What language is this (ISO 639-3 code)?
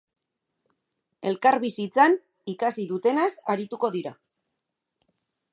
eus